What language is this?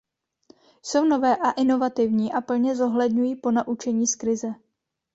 Czech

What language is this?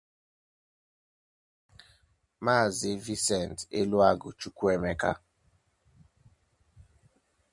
Igbo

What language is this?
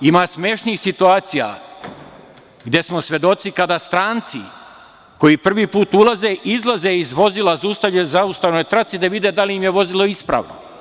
Serbian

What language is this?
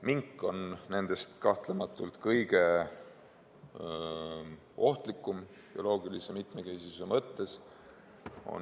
Estonian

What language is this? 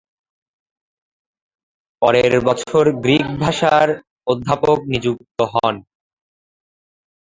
Bangla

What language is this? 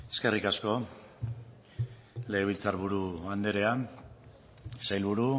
Basque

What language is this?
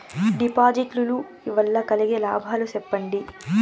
Telugu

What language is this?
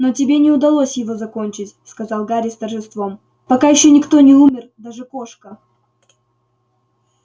Russian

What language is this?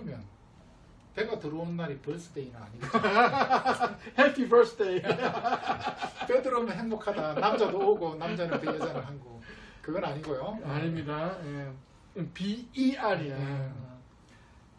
Korean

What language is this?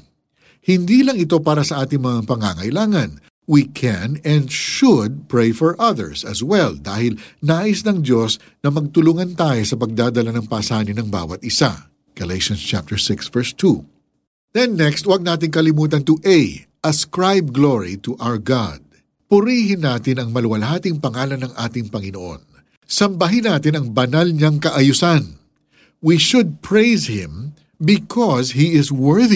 Filipino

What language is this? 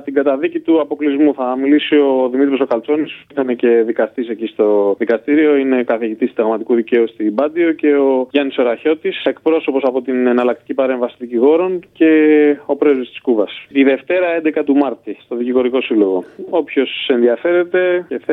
Greek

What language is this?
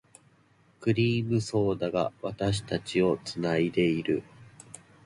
Japanese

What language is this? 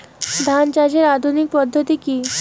Bangla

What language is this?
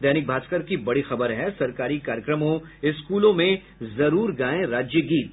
Hindi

